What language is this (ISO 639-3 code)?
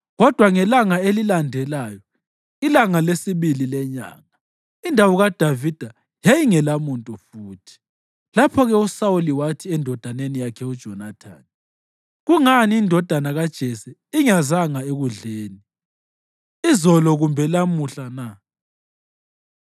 nde